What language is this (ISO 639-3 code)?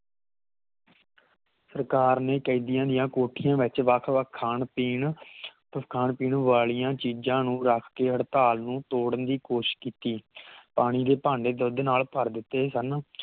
pan